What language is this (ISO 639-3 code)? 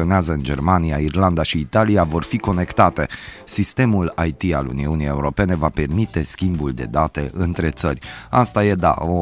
ron